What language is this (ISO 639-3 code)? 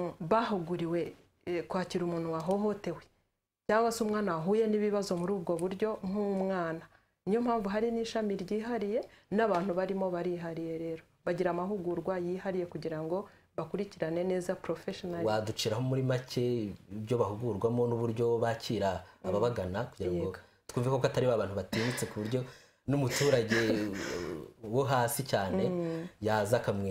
ron